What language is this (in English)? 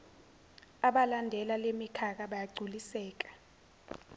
Zulu